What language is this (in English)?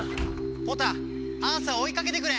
Japanese